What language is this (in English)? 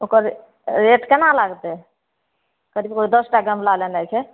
Maithili